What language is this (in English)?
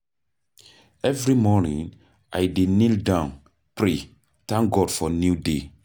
Nigerian Pidgin